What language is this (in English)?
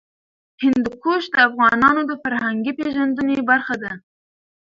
Pashto